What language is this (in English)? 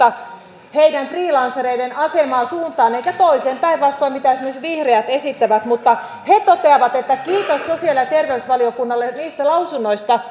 Finnish